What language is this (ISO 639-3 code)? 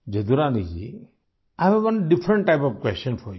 hin